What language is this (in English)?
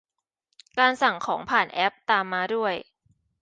Thai